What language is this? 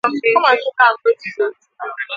Igbo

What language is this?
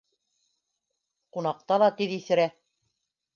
Bashkir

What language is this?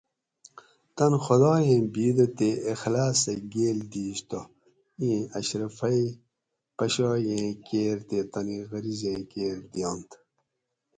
Gawri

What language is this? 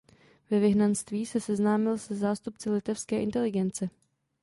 Czech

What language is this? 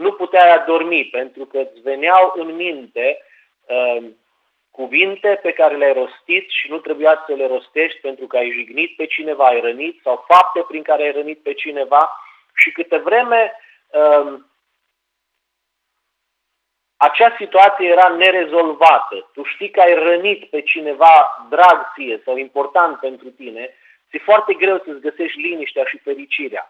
Romanian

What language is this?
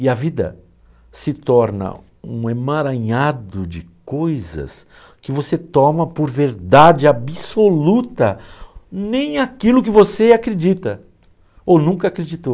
Portuguese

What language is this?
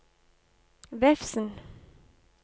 Norwegian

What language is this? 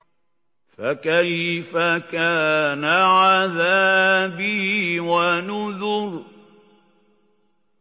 Arabic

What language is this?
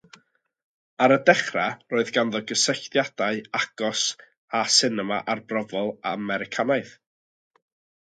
Welsh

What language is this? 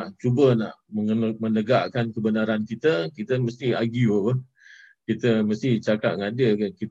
Malay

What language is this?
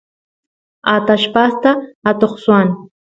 Santiago del Estero Quichua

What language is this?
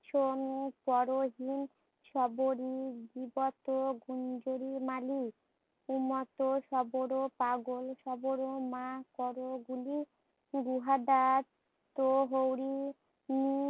Bangla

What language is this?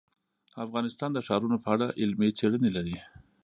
Pashto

